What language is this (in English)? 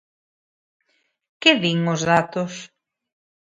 Galician